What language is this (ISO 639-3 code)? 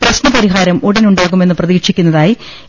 mal